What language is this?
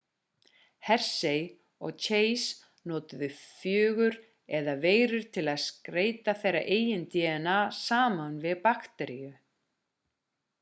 Icelandic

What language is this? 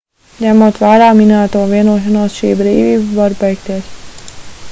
Latvian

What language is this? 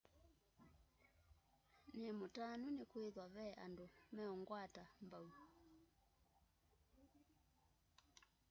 Kamba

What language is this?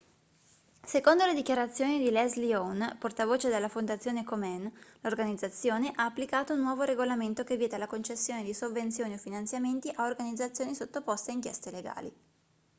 Italian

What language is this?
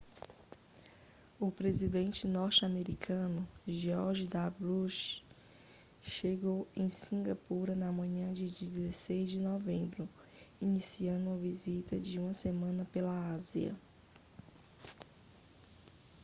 Portuguese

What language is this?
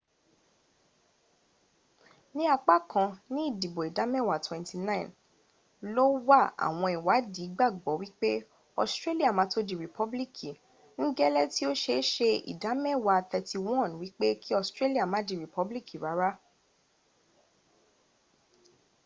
Yoruba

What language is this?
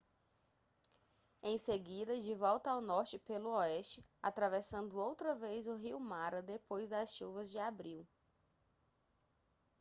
Portuguese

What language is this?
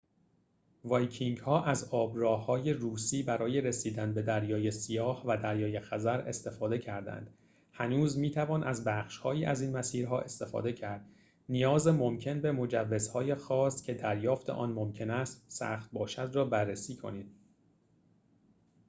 Persian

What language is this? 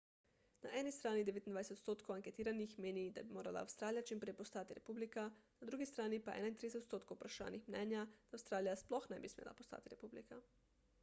Slovenian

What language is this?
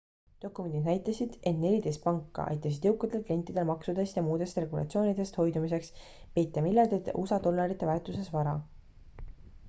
Estonian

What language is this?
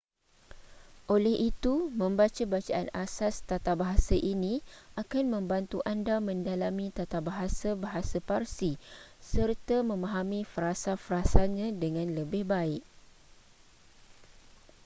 Malay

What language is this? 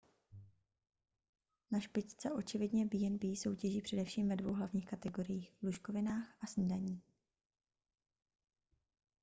Czech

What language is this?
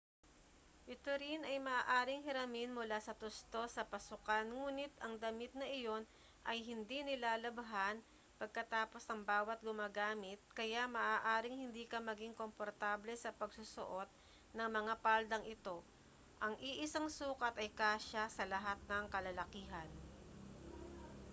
Filipino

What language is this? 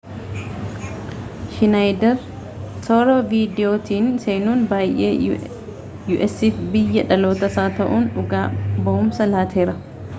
Oromo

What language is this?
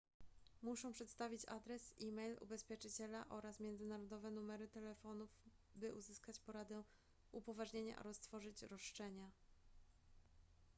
Polish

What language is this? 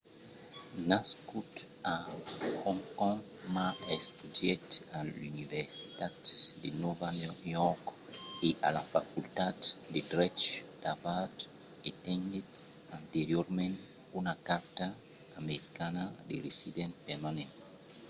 Occitan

